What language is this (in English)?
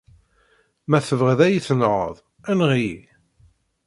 Kabyle